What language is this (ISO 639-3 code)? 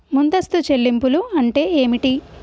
tel